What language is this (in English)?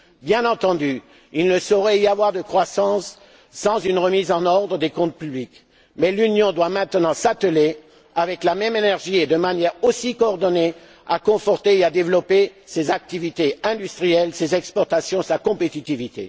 French